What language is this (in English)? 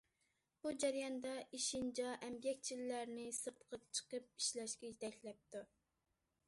Uyghur